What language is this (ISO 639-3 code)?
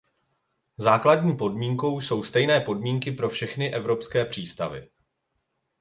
ces